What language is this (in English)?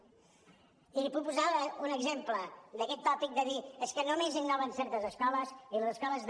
Catalan